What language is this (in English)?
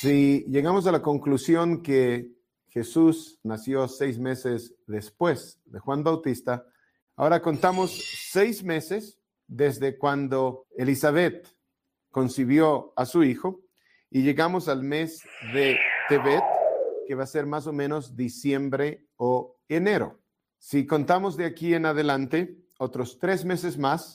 Spanish